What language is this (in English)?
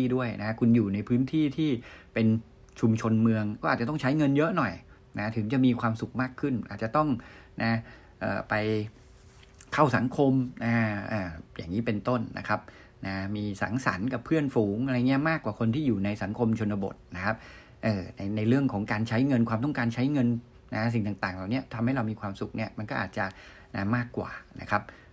Thai